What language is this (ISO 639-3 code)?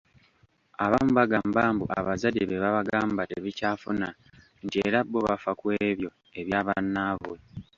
lug